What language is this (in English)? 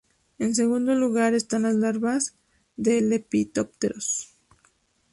Spanish